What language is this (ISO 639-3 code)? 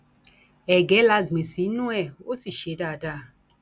yor